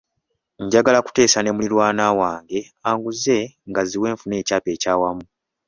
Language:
Ganda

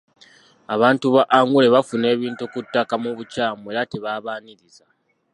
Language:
Ganda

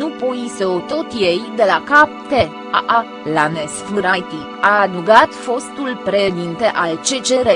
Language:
Romanian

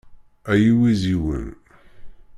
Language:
Kabyle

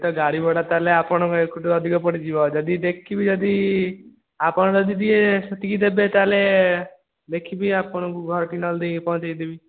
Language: Odia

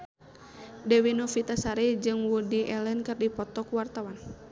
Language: Sundanese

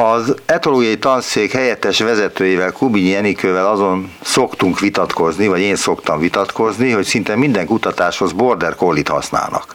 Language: Hungarian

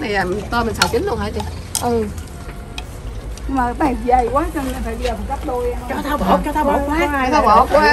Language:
Vietnamese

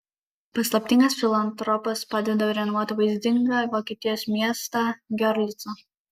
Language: Lithuanian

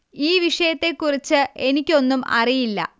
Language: Malayalam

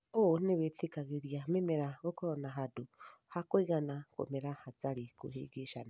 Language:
Kikuyu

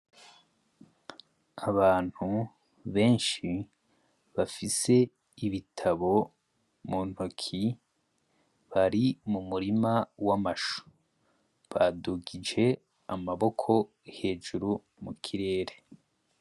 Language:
Rundi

